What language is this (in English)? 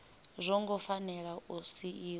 Venda